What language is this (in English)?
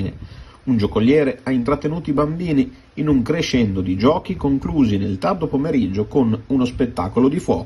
Italian